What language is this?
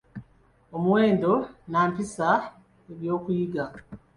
Ganda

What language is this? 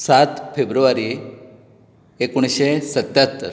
Konkani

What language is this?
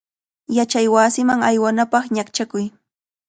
Cajatambo North Lima Quechua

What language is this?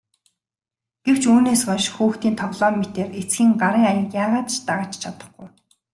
Mongolian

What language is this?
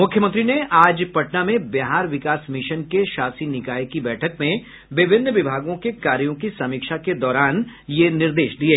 Hindi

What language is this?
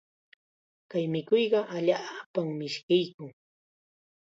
Chiquián Ancash Quechua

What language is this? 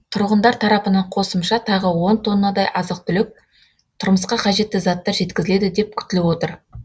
Kazakh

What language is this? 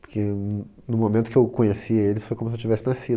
Portuguese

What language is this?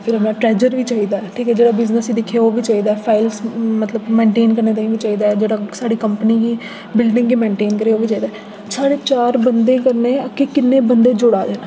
Dogri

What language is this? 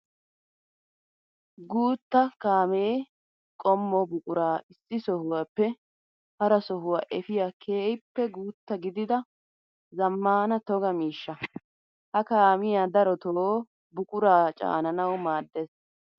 Wolaytta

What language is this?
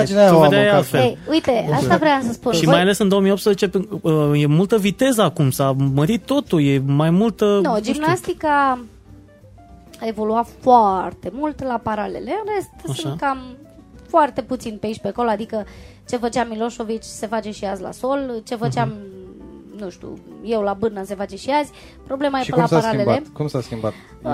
Romanian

